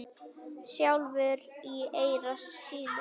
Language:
Icelandic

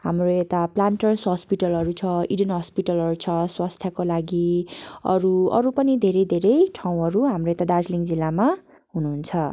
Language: Nepali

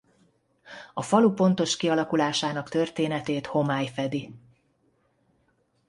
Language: Hungarian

